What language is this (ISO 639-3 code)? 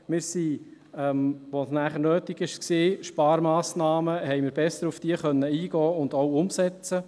gsw